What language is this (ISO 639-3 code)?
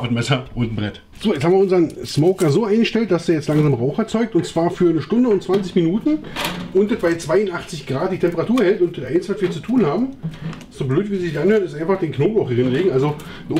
deu